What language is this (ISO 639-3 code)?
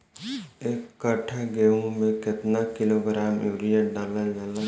bho